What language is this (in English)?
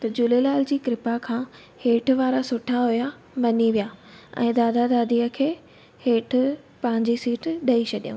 Sindhi